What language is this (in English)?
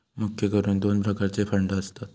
Marathi